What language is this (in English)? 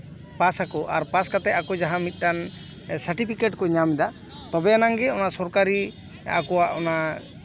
Santali